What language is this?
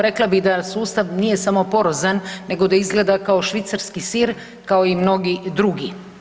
Croatian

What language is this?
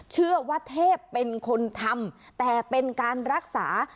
Thai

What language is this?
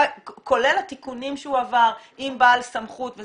Hebrew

